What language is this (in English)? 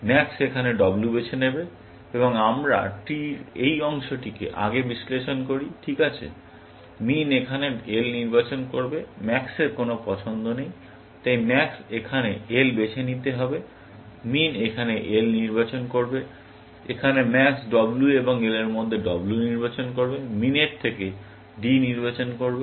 Bangla